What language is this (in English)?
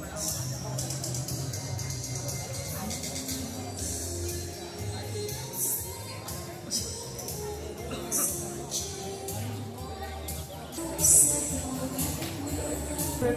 Vietnamese